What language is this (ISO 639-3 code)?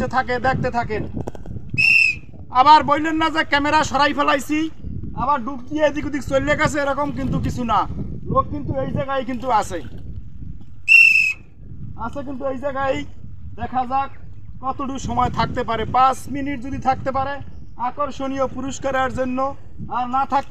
ben